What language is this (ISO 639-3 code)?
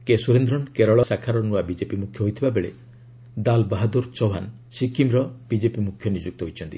ori